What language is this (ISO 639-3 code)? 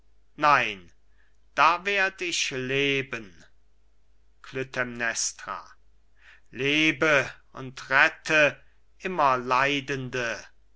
deu